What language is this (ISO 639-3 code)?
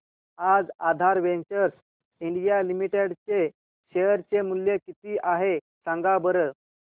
mar